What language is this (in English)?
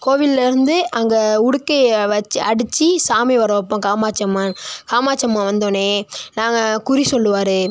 Tamil